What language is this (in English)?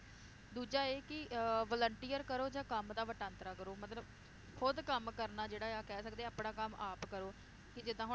Punjabi